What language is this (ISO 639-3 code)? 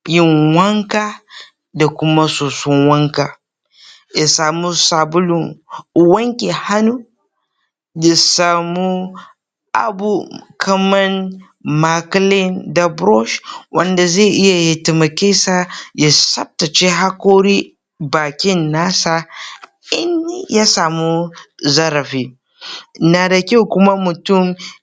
hau